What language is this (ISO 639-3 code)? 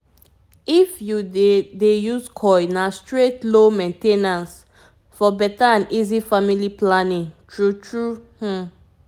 pcm